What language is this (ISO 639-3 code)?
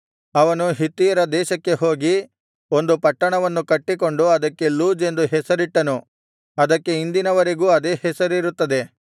kan